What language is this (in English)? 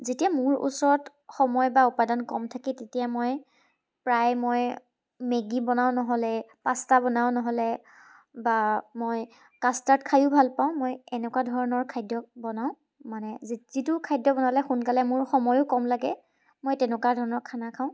Assamese